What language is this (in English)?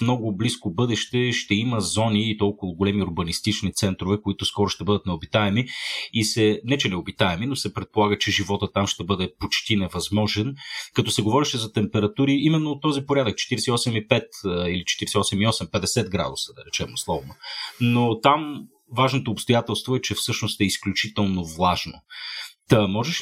Bulgarian